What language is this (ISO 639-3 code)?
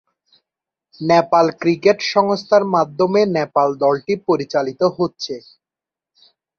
ben